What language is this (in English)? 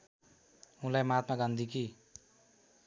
Nepali